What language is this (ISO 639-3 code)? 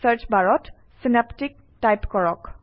asm